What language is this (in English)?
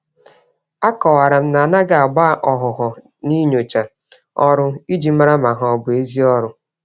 Igbo